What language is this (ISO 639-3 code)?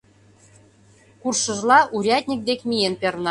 chm